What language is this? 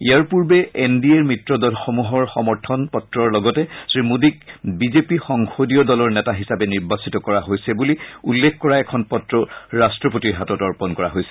Assamese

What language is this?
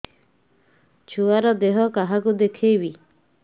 Odia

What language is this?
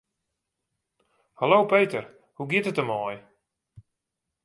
Western Frisian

